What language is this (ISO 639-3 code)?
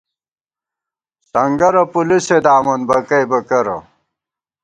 gwt